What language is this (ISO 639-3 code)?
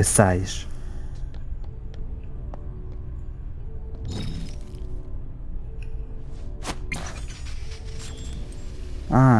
rus